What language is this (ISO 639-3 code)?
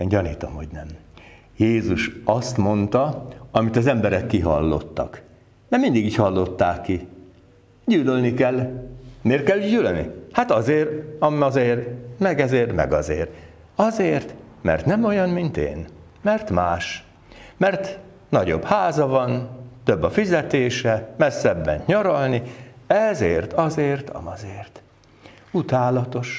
hun